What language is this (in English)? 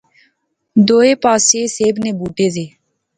Pahari-Potwari